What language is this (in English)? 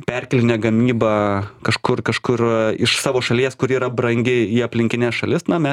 Lithuanian